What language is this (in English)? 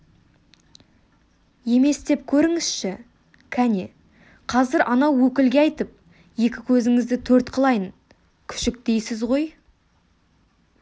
Kazakh